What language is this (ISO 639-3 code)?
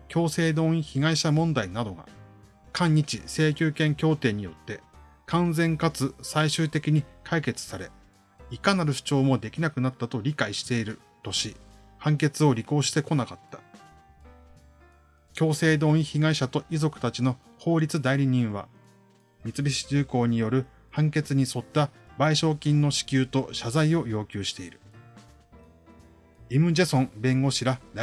jpn